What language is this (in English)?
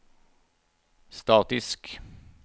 Norwegian